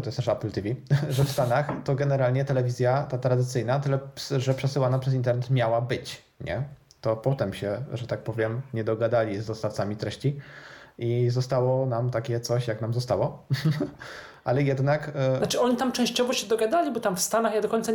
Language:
Polish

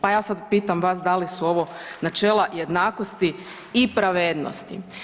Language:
Croatian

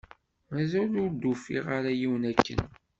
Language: Kabyle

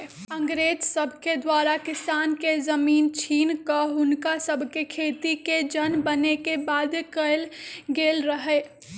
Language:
Magahi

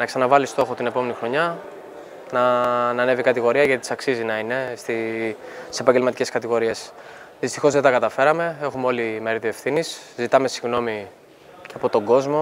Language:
Greek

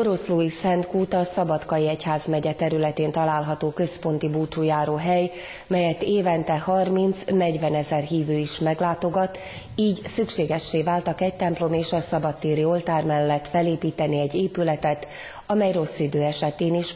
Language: Hungarian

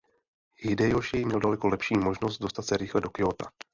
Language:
Czech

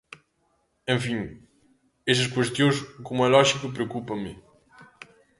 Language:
Galician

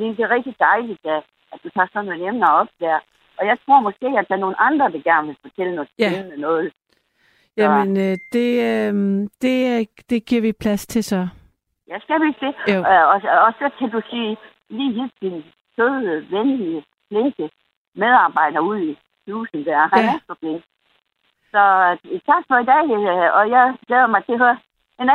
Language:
Danish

